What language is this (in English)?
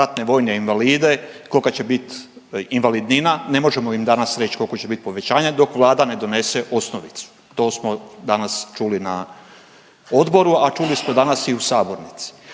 Croatian